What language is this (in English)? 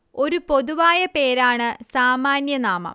Malayalam